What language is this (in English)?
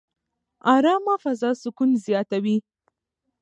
Pashto